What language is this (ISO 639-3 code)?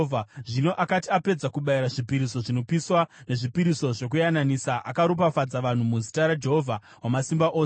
sna